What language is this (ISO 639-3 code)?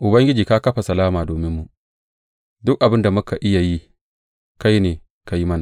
hau